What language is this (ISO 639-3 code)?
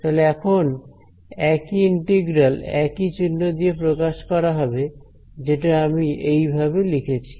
ben